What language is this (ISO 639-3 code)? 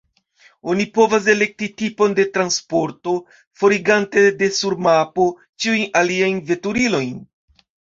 epo